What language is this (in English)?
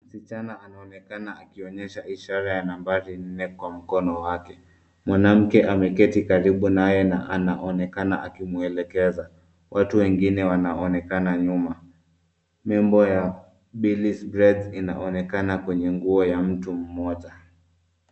Swahili